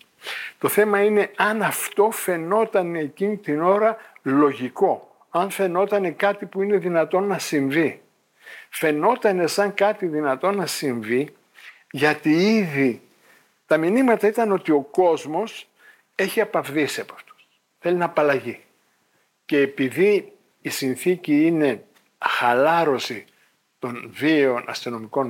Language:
Greek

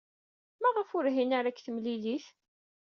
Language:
Kabyle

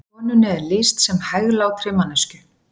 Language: Icelandic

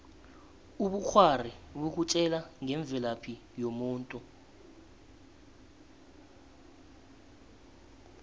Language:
South Ndebele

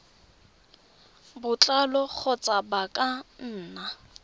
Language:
Tswana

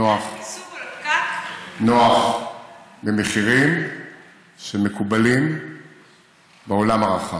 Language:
Hebrew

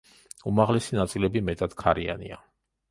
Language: Georgian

